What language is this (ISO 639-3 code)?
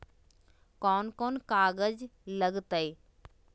mag